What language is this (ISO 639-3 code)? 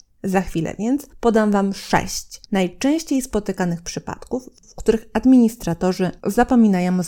pol